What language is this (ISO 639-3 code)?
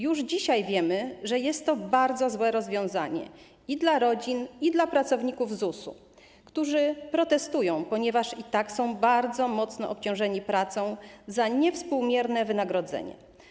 pol